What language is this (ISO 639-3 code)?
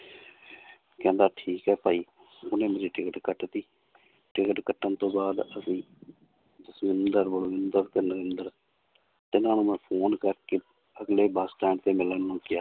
pan